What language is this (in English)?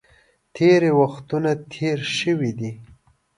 Pashto